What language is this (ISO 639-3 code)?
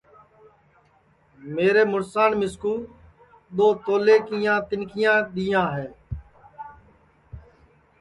ssi